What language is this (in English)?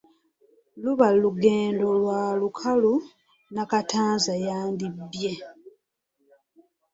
Ganda